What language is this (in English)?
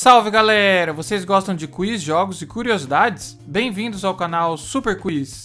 Portuguese